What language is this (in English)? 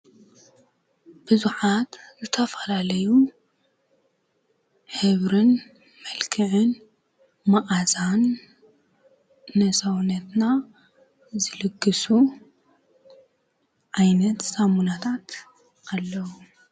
Tigrinya